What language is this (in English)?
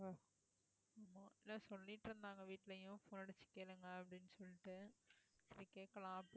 Tamil